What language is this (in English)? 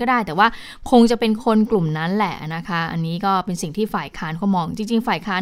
Thai